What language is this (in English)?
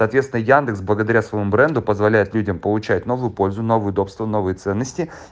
Russian